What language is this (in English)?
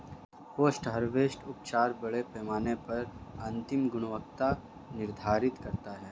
Hindi